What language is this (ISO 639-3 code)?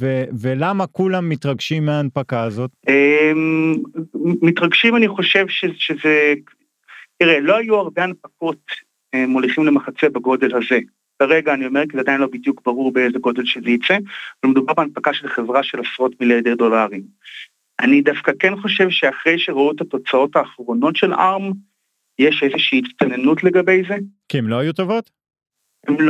heb